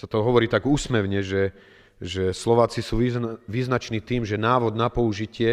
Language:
Slovak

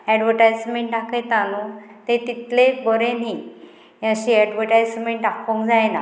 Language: Konkani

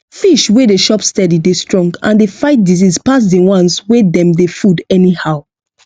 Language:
Nigerian Pidgin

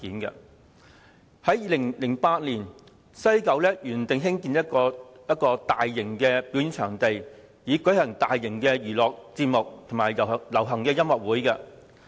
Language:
Cantonese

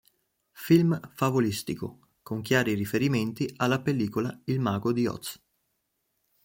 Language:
Italian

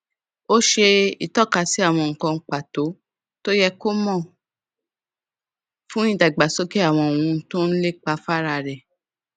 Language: Yoruba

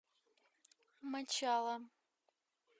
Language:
Russian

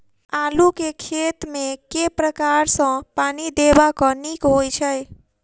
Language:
Maithili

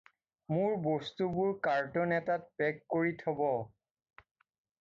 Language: Assamese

